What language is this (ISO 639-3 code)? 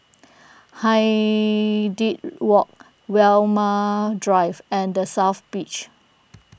eng